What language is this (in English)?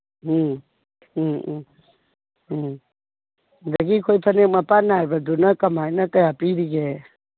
Manipuri